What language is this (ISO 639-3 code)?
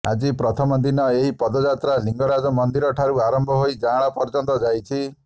ori